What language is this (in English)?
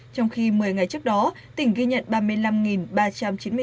Vietnamese